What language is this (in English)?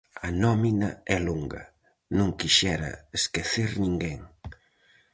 Galician